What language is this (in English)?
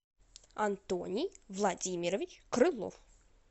Russian